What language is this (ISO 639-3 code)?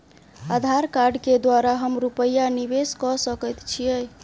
mai